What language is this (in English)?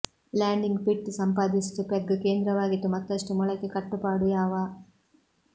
Kannada